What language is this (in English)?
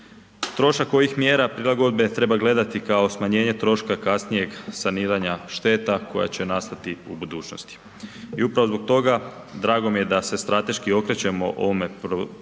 Croatian